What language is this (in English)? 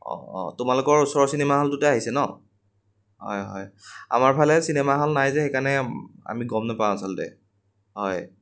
Assamese